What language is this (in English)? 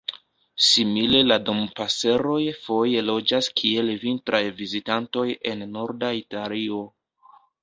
Esperanto